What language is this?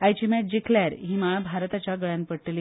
Konkani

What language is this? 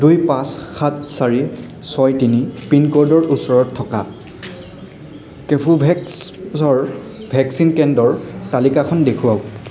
Assamese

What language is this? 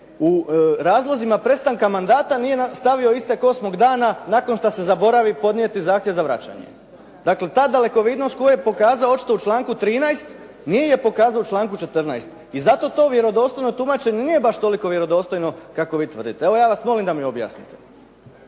Croatian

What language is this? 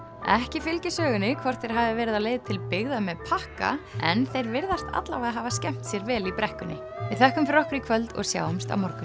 Icelandic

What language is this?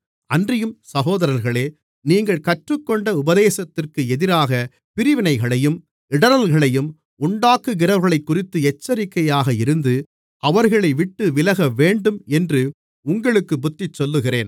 Tamil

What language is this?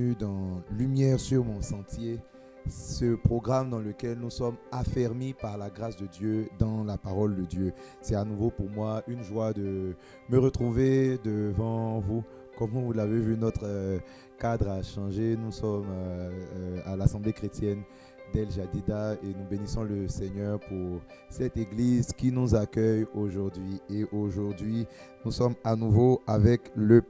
French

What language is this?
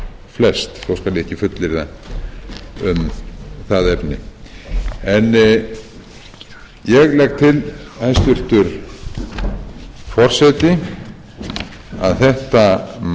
Icelandic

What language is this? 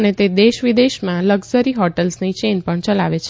Gujarati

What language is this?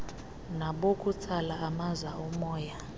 Xhosa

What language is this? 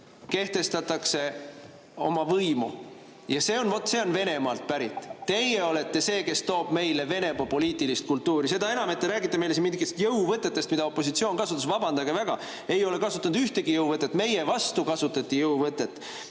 Estonian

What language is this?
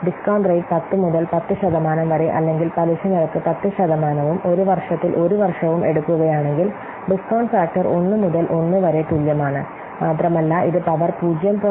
Malayalam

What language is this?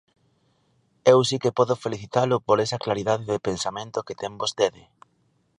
Galician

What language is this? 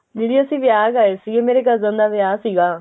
Punjabi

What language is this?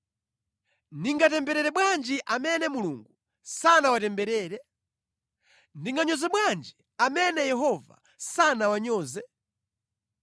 Nyanja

